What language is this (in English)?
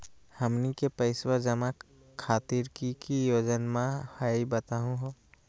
Magahi